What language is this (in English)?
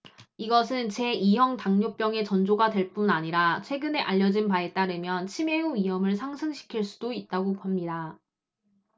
Korean